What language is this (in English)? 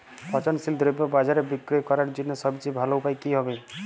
Bangla